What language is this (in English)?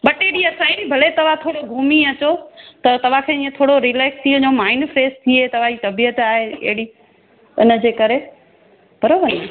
Sindhi